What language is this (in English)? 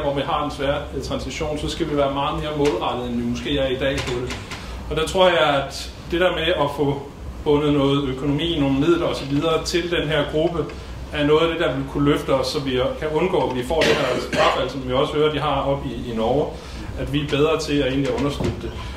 Danish